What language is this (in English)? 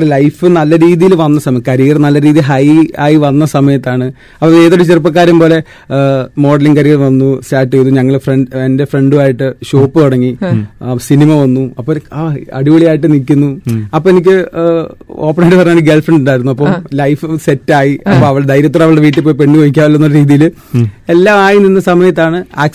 Malayalam